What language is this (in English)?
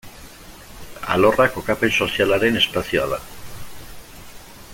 Basque